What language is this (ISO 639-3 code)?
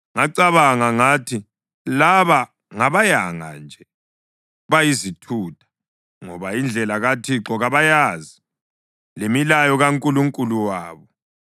nde